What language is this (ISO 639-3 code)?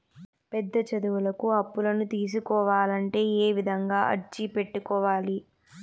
tel